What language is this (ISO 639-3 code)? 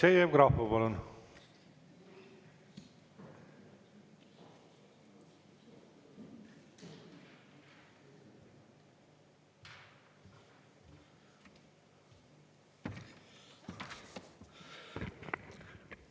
est